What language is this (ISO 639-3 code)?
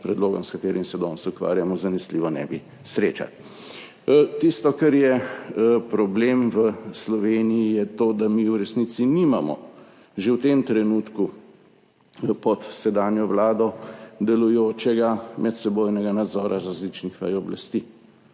slv